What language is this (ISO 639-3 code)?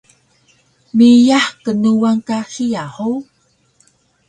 trv